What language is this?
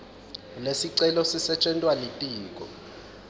Swati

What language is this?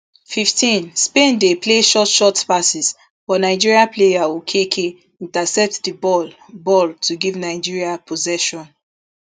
Nigerian Pidgin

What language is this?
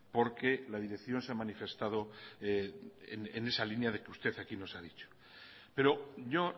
Spanish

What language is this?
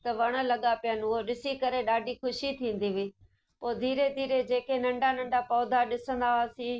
Sindhi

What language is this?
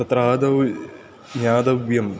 Sanskrit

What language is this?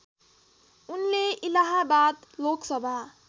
Nepali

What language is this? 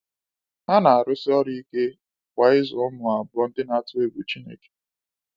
Igbo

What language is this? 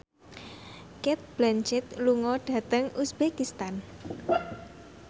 Javanese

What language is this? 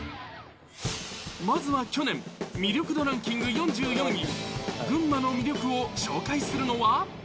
Japanese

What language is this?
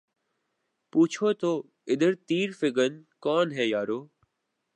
Urdu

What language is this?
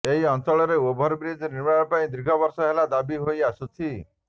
Odia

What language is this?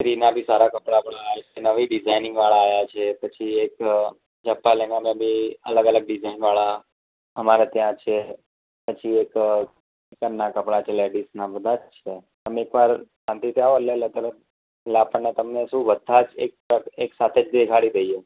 Gujarati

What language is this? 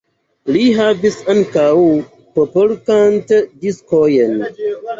Esperanto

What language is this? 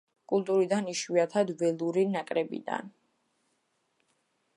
Georgian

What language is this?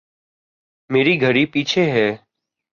Urdu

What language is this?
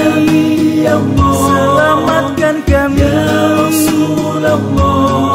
Indonesian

